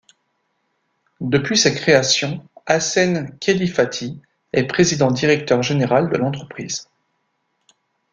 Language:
French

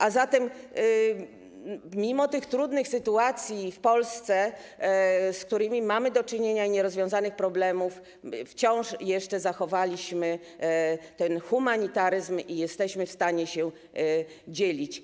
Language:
Polish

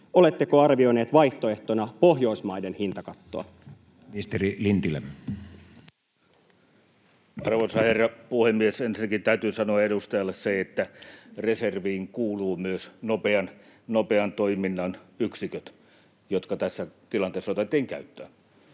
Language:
Finnish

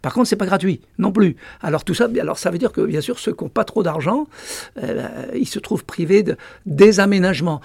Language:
French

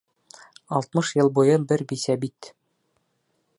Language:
Bashkir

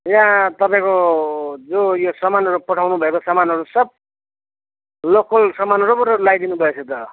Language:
Nepali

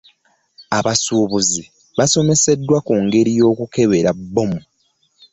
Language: Ganda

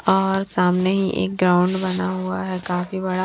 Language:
Hindi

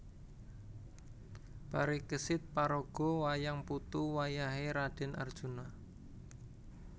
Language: Javanese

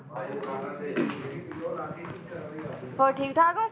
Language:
Punjabi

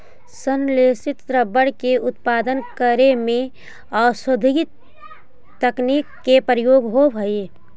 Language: Magahi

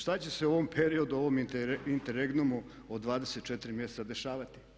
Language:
Croatian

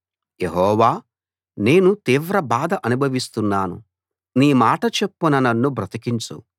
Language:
Telugu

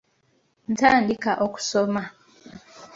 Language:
Ganda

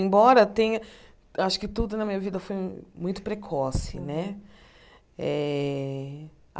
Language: Portuguese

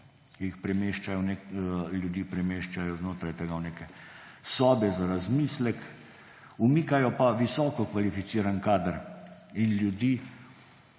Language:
Slovenian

